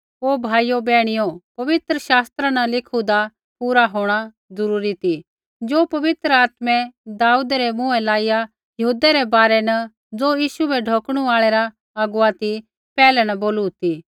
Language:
Kullu Pahari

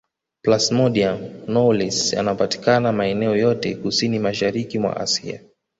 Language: Swahili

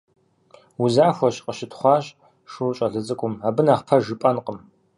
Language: Kabardian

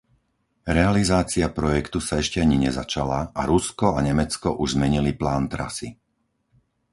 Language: Slovak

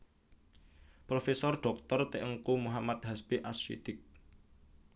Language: Javanese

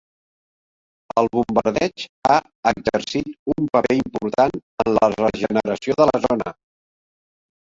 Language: Catalan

